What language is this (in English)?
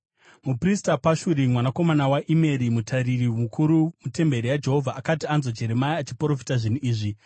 Shona